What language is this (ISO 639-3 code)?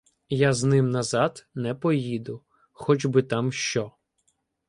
ukr